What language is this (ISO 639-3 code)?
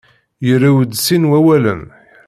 kab